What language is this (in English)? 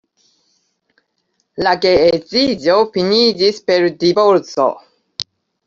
Esperanto